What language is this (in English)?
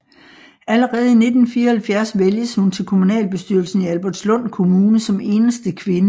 Danish